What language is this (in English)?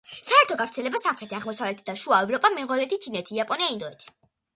Georgian